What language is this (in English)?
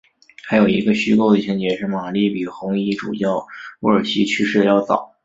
Chinese